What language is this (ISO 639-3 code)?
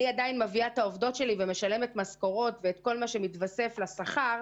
heb